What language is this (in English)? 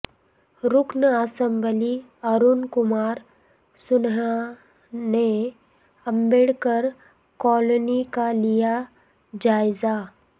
Urdu